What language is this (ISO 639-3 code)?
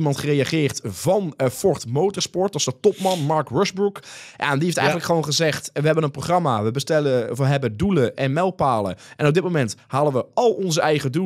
nld